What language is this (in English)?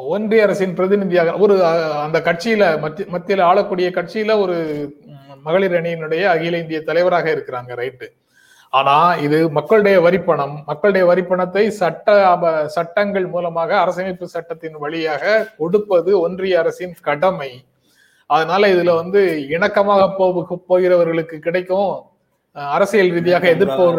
Tamil